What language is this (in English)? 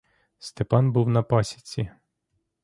Ukrainian